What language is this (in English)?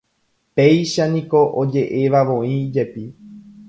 Guarani